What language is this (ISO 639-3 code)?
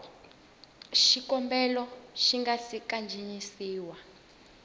tso